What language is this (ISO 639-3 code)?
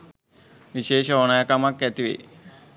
sin